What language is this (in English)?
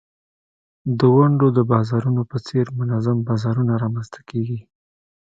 Pashto